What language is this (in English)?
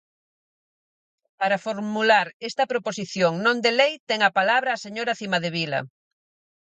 Galician